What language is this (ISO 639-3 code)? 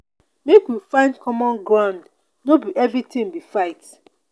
pcm